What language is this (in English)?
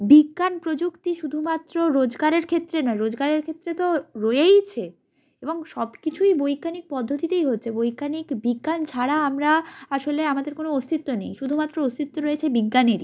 Bangla